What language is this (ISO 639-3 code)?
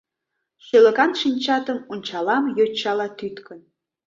chm